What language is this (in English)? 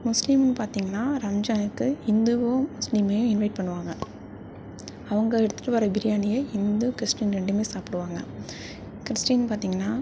Tamil